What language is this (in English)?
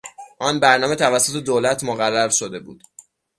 Persian